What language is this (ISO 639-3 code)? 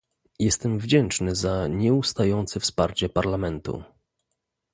pol